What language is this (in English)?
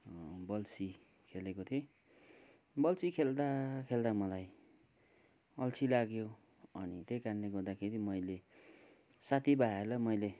Nepali